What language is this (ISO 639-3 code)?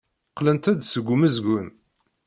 kab